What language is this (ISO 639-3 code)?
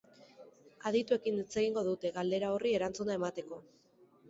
eus